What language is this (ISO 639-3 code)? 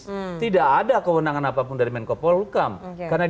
ind